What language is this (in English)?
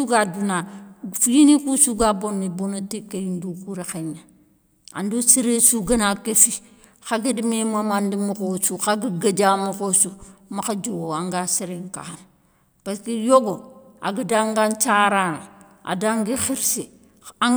Soninke